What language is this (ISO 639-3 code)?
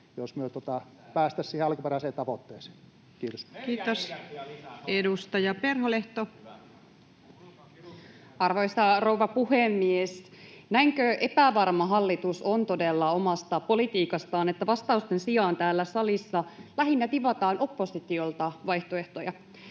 fin